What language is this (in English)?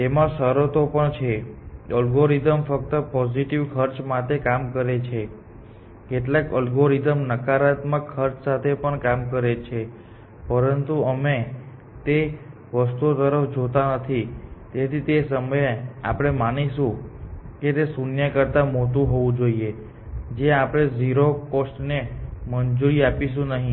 Gujarati